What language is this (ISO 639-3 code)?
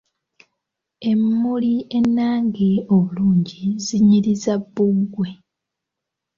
lug